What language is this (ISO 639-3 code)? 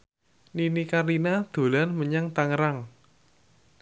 jav